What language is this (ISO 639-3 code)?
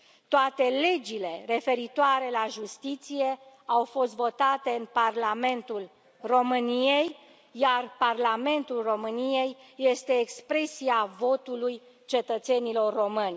ron